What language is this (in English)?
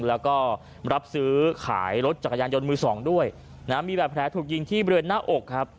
Thai